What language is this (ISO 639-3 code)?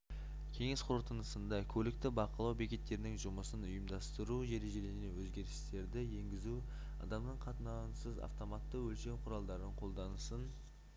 kaz